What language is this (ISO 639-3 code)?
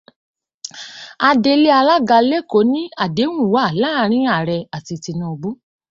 yor